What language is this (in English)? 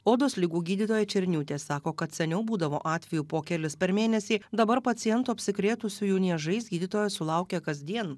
Lithuanian